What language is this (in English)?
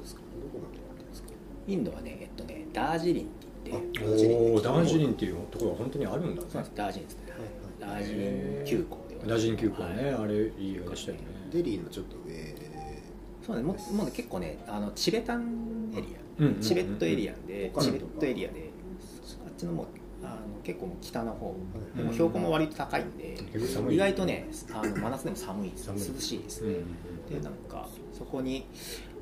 Japanese